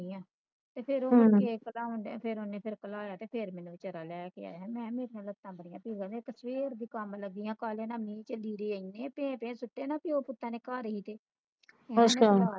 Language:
Punjabi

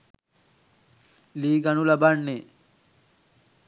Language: Sinhala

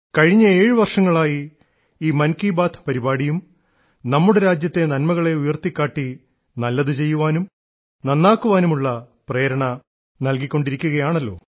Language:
Malayalam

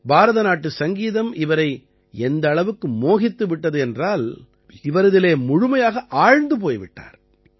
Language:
Tamil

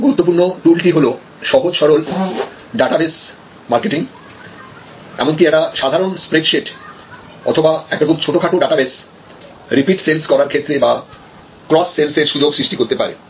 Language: Bangla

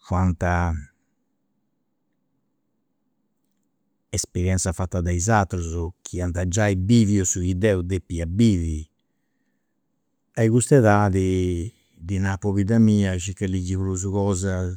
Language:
Campidanese Sardinian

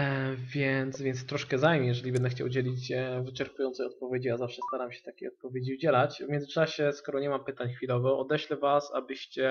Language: Polish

